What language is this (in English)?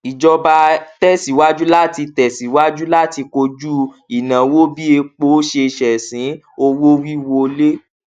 Yoruba